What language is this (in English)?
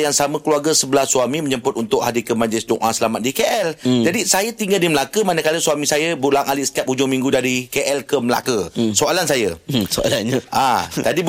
Malay